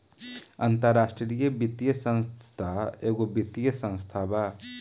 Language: Bhojpuri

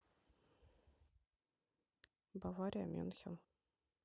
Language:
Russian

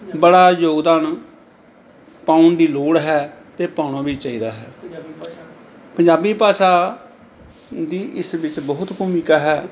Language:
Punjabi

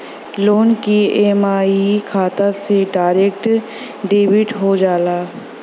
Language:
Bhojpuri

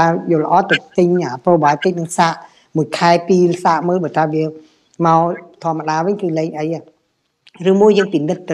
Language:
Vietnamese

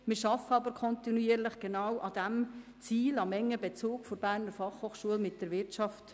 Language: Swiss German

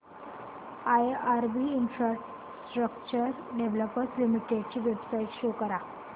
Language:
Marathi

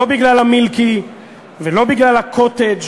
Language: Hebrew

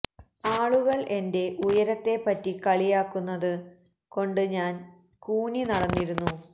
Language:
Malayalam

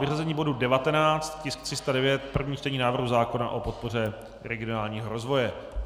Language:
Czech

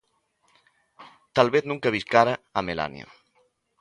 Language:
Galician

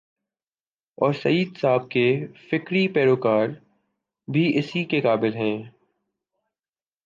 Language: Urdu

